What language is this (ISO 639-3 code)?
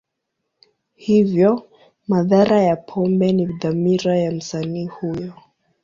swa